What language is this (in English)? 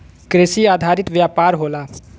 Bhojpuri